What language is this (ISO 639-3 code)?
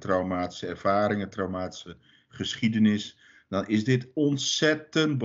nld